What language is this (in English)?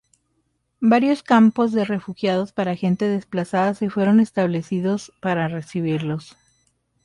Spanish